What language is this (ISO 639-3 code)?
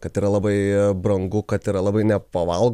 lit